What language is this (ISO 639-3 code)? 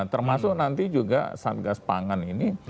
ind